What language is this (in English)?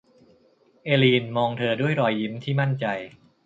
Thai